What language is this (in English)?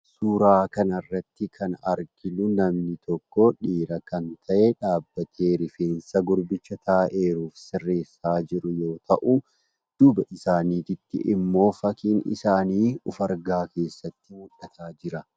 Oromo